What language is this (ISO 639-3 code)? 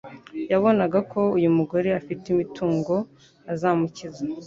kin